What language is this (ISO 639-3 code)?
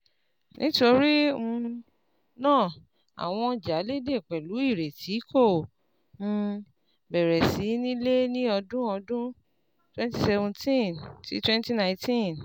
yor